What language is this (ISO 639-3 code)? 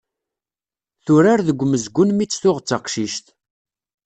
kab